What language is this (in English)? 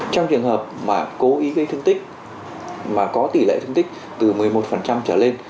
Vietnamese